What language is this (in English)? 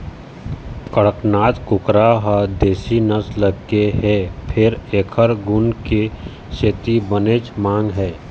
Chhattisgarhi